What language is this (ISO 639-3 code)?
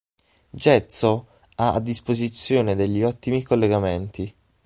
ita